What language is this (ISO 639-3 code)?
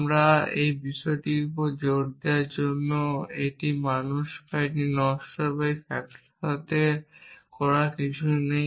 ben